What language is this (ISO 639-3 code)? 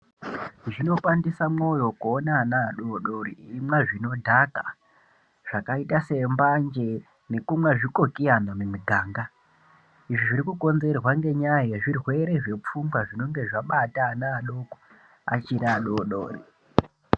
ndc